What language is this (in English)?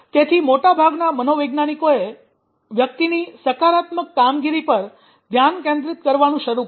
Gujarati